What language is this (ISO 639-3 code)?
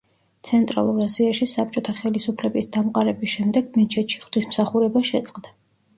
kat